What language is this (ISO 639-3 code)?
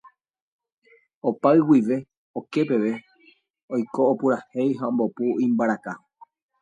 grn